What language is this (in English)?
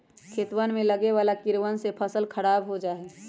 Magahi